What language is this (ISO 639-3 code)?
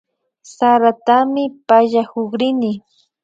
qvi